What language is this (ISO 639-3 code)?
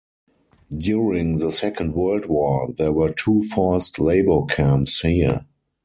eng